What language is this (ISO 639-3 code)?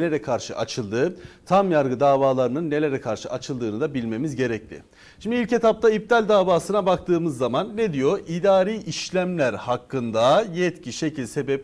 tur